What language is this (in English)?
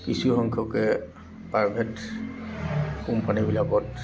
Assamese